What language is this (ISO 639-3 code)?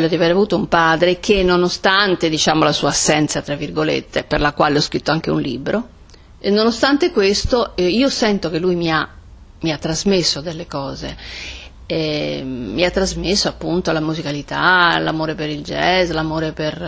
ita